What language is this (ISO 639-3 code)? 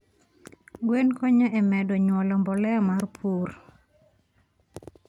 luo